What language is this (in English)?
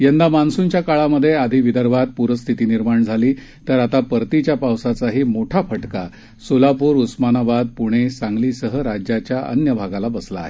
Marathi